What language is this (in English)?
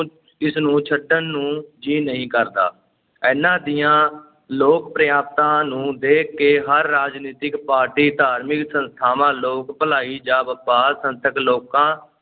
Punjabi